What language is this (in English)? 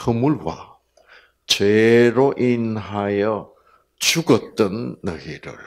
Korean